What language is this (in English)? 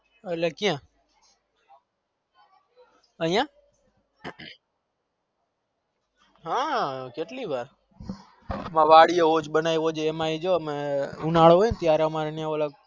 Gujarati